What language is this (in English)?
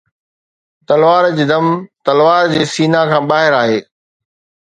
Sindhi